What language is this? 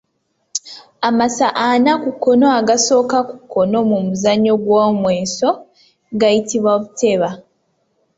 Ganda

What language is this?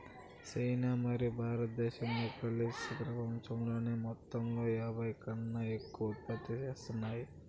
Telugu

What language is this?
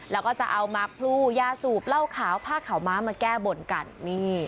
Thai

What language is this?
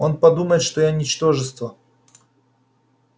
Russian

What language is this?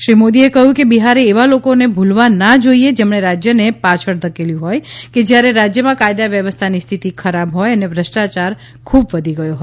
Gujarati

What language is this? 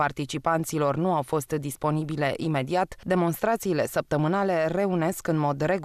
Romanian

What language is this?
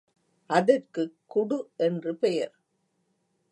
Tamil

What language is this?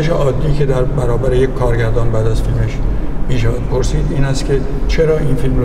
Persian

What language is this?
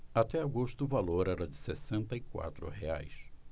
Portuguese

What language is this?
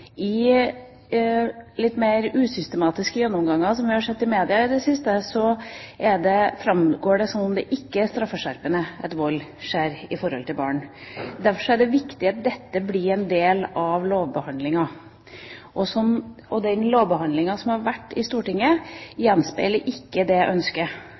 Norwegian Bokmål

